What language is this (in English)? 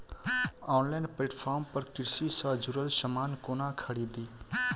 Maithili